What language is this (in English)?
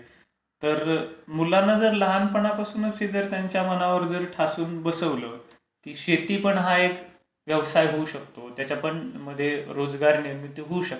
Marathi